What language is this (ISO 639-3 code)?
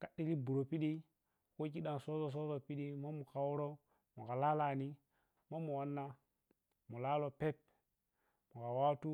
piy